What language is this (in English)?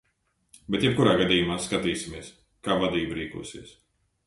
Latvian